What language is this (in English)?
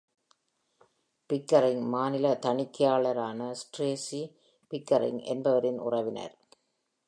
Tamil